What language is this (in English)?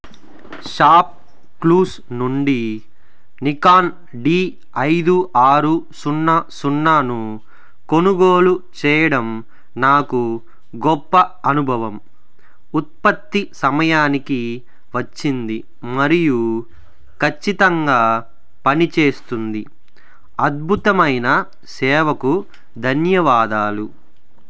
Telugu